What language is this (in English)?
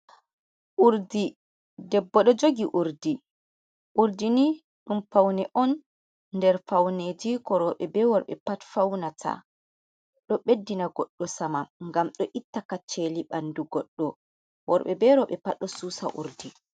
Fula